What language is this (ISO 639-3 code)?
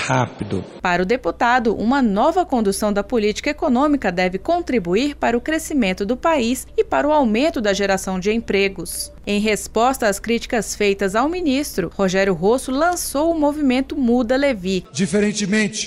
por